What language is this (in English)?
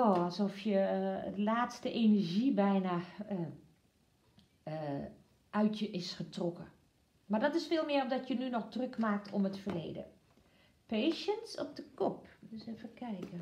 Dutch